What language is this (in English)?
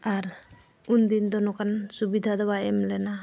Santali